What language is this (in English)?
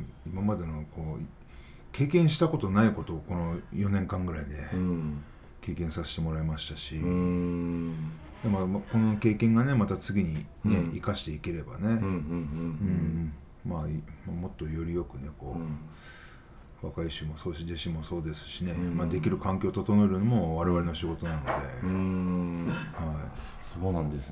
Japanese